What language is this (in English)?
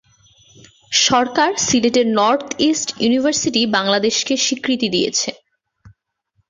Bangla